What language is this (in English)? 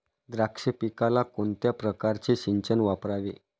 Marathi